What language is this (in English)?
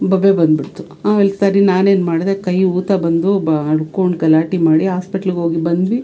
Kannada